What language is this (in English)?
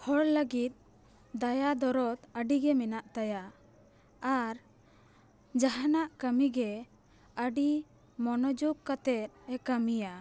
Santali